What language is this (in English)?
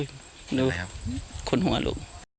Thai